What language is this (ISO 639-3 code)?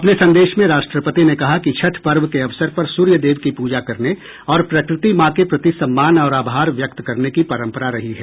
hin